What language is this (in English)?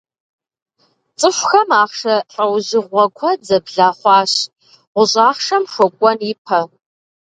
Kabardian